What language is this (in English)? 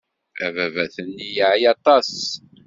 Kabyle